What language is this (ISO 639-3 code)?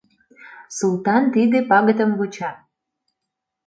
chm